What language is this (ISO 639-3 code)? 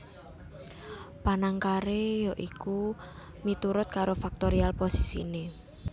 jav